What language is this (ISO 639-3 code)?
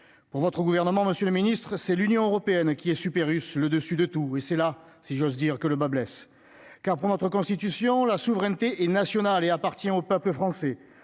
fra